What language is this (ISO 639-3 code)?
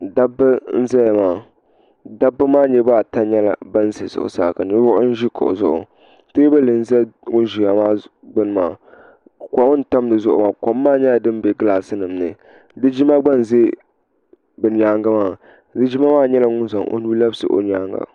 dag